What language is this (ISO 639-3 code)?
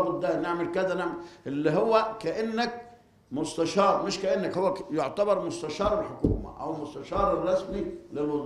ara